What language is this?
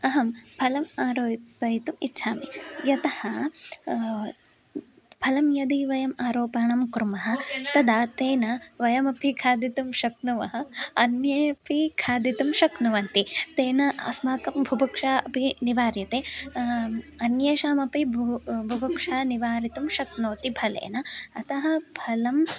Sanskrit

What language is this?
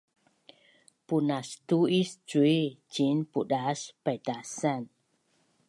Bunun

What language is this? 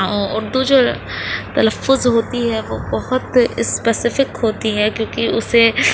Urdu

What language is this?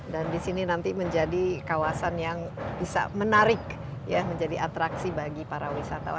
Indonesian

